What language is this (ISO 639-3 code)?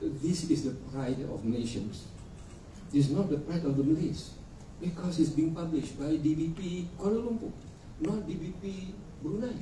msa